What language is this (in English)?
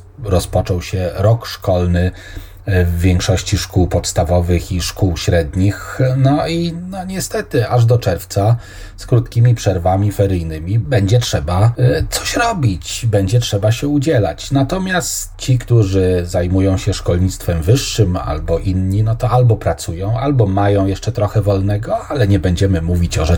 Polish